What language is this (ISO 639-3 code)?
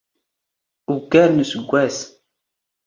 zgh